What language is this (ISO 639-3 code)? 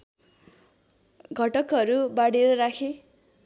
nep